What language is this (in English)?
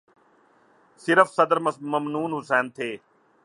Urdu